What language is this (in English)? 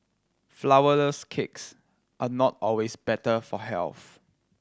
English